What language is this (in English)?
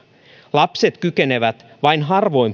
Finnish